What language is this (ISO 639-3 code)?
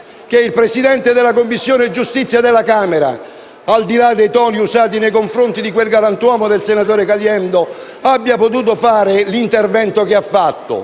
ita